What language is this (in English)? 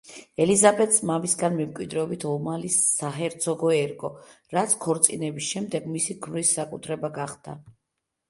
Georgian